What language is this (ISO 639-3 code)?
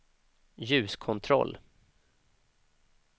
swe